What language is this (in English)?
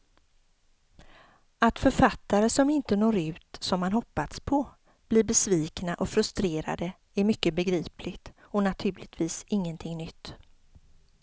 Swedish